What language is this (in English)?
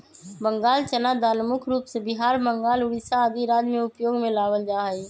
Magahi